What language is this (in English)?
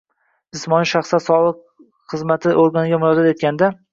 Uzbek